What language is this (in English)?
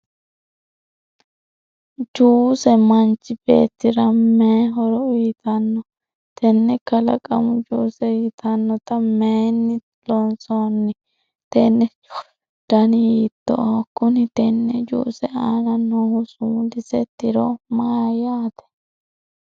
Sidamo